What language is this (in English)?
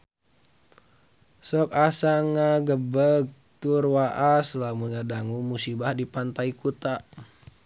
Sundanese